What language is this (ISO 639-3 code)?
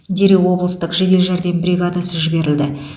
kaz